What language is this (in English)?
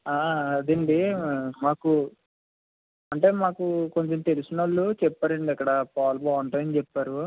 Telugu